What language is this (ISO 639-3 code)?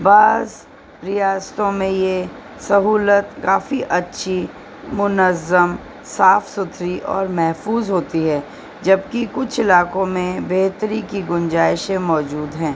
urd